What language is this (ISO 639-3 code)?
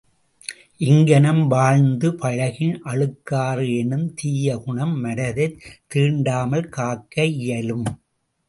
tam